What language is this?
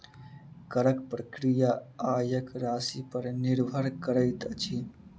Maithili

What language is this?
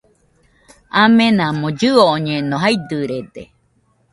Nüpode Huitoto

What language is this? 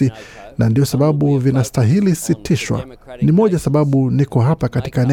Swahili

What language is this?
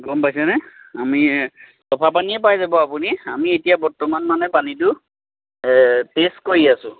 Assamese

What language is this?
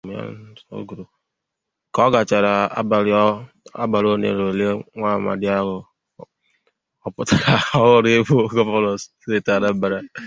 Igbo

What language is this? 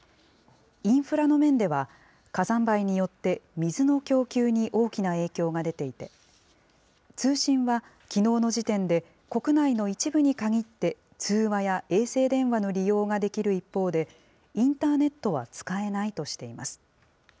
Japanese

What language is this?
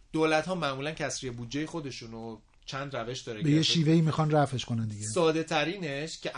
Persian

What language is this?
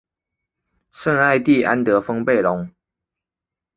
Chinese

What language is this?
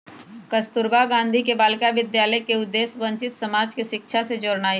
Magahi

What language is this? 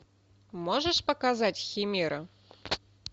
Russian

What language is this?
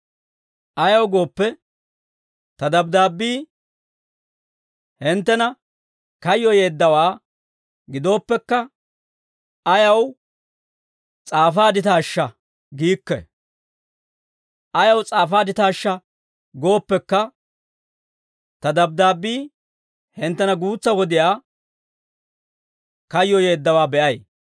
Dawro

